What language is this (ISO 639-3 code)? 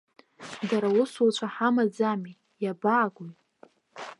abk